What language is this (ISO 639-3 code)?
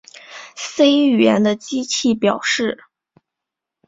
zho